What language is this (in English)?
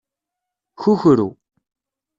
Kabyle